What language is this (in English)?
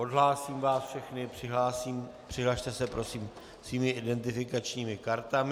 Czech